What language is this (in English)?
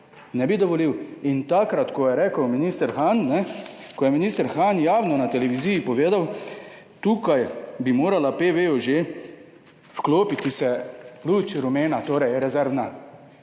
Slovenian